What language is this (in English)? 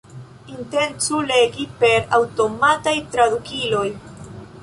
Esperanto